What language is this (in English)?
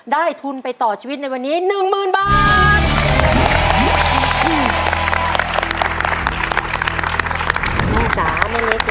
Thai